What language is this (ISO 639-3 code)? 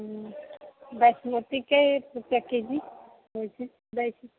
mai